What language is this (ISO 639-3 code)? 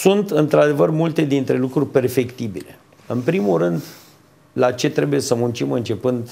ron